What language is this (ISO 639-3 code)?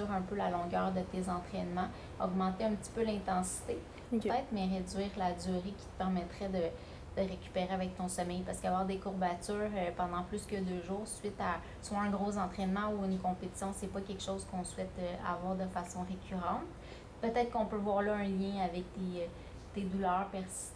fra